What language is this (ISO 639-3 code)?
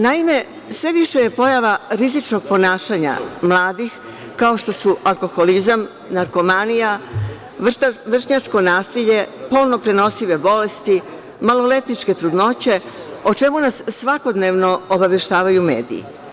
srp